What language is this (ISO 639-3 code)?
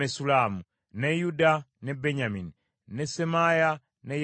lug